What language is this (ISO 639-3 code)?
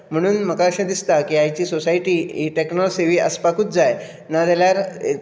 kok